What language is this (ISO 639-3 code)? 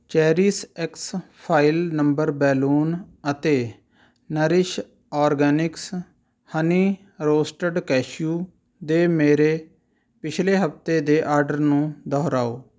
pan